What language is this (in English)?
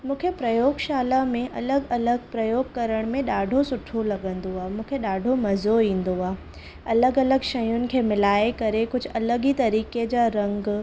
Sindhi